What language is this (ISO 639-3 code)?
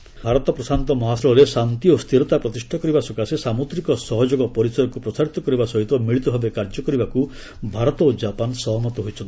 ori